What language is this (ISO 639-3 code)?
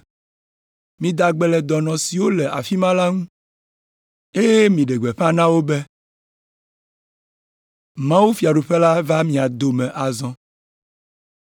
ewe